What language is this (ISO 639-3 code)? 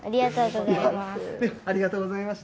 jpn